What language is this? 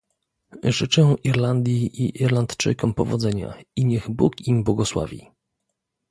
Polish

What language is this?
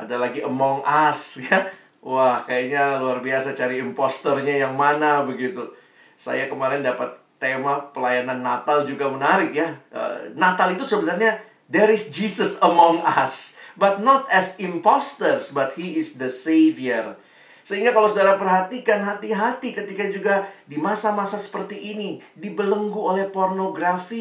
Indonesian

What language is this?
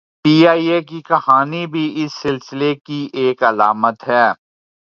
Urdu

